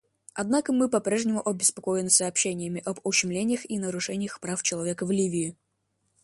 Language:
Russian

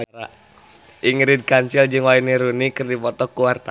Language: Sundanese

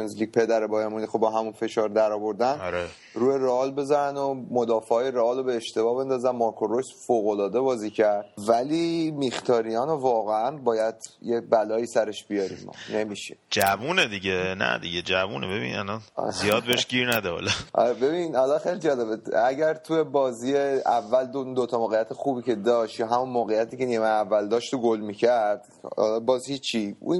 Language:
Persian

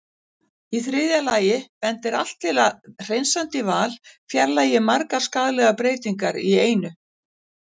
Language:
Icelandic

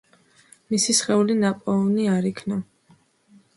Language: Georgian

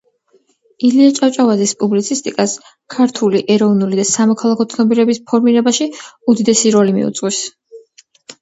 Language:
Georgian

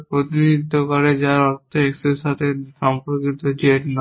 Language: Bangla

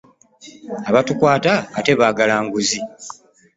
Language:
Ganda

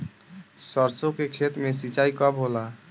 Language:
Bhojpuri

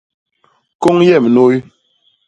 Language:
Basaa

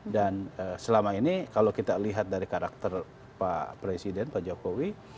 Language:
Indonesian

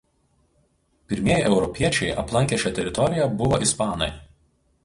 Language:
Lithuanian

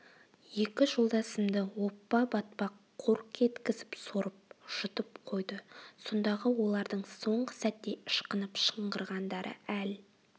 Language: Kazakh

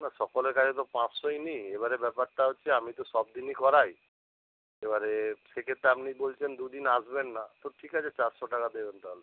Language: Bangla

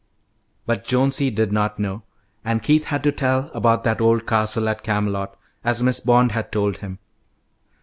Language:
English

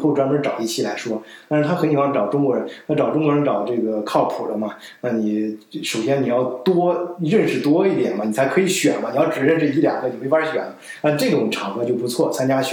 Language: Chinese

